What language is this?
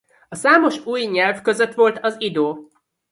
Hungarian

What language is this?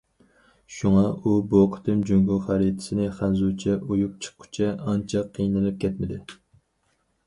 Uyghur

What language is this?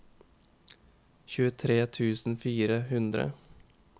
Norwegian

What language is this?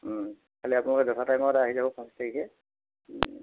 Assamese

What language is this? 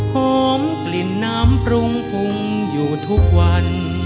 Thai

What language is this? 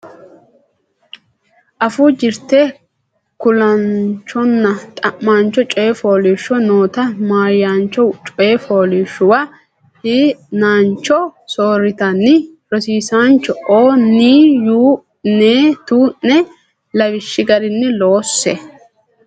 Sidamo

